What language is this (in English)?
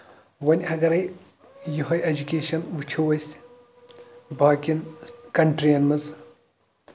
Kashmiri